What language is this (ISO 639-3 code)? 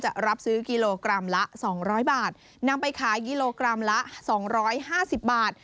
tha